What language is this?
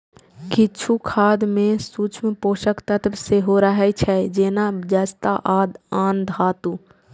Maithili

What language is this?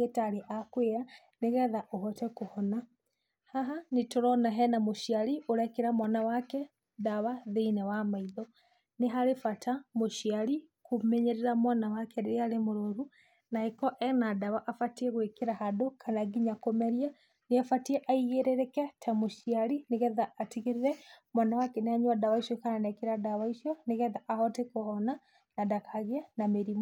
Kikuyu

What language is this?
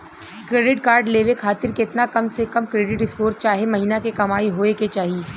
Bhojpuri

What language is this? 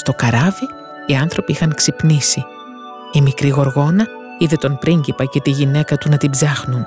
Greek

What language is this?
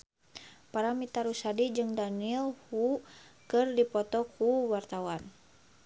Sundanese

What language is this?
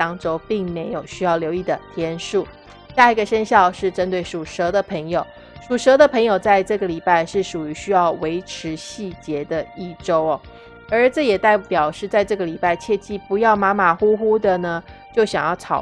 Chinese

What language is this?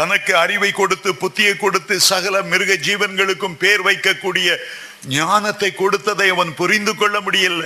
Tamil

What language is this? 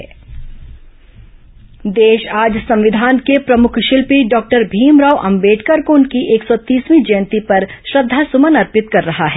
Hindi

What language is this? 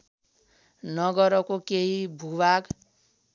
Nepali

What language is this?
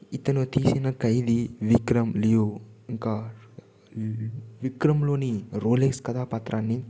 Telugu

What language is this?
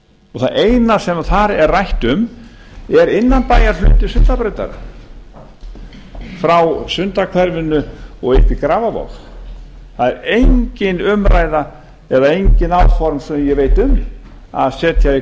Icelandic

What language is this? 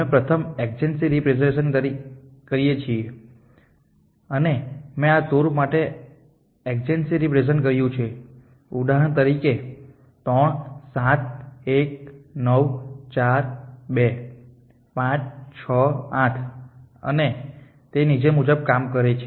Gujarati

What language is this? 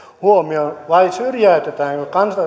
Finnish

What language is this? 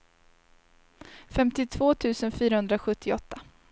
Swedish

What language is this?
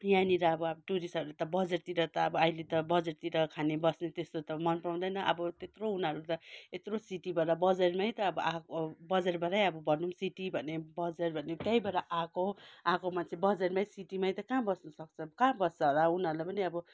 Nepali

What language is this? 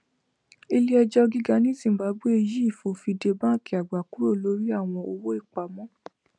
Yoruba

